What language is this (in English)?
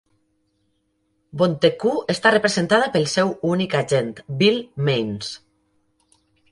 Catalan